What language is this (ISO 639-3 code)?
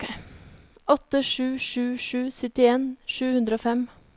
nor